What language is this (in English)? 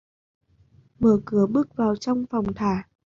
Vietnamese